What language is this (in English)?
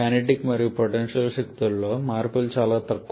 Telugu